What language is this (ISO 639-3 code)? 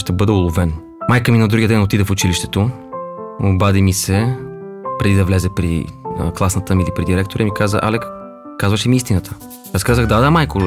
bul